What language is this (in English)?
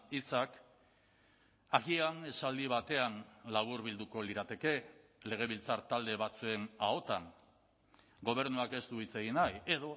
Basque